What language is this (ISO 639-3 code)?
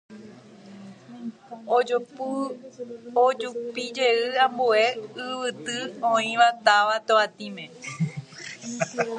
grn